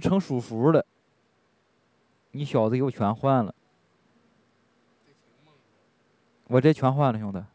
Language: Chinese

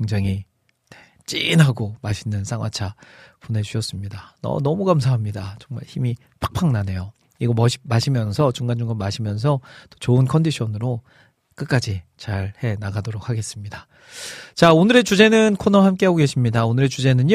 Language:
Korean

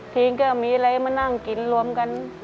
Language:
Thai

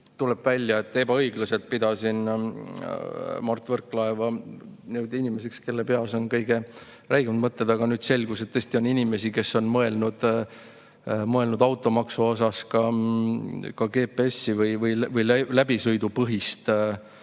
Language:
Estonian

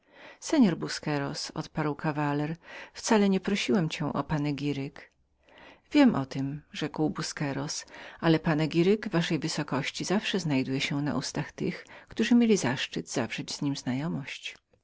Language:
Polish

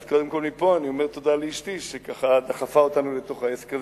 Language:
Hebrew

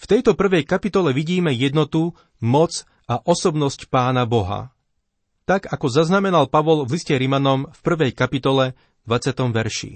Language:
Slovak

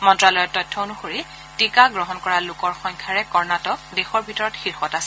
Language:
Assamese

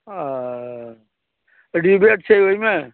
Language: Maithili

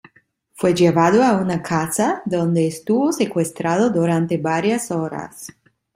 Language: Spanish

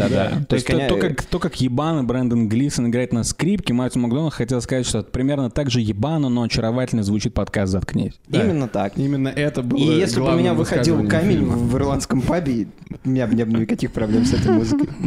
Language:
Russian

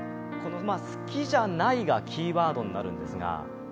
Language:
Japanese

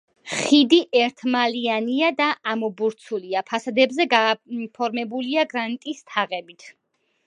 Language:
Georgian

